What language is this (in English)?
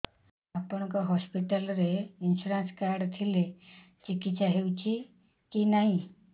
Odia